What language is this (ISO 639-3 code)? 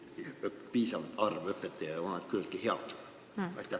est